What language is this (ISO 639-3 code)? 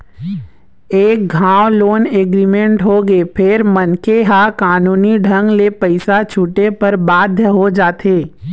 hne